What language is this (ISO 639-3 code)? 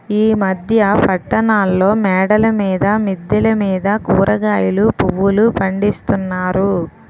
tel